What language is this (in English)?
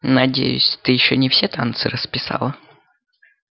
Russian